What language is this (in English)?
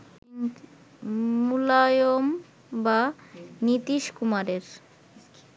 Bangla